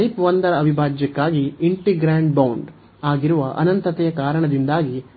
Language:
Kannada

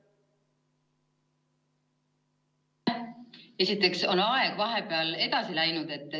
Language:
Estonian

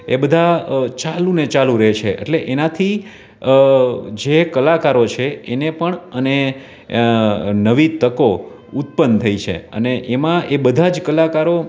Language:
Gujarati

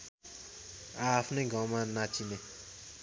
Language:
Nepali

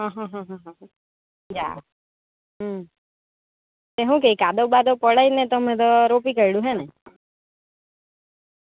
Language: Gujarati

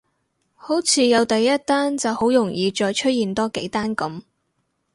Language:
Cantonese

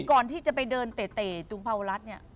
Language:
Thai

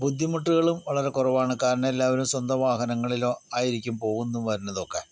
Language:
Malayalam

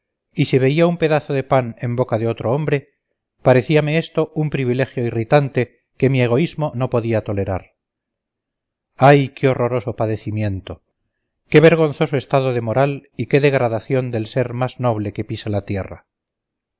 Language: Spanish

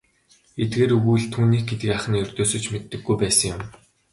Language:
Mongolian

